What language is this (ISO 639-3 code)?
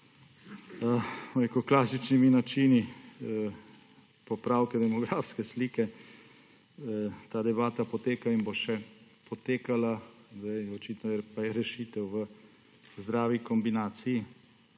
slv